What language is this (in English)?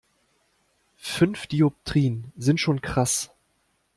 German